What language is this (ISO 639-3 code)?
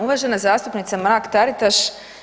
hrv